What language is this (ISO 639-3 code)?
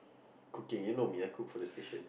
eng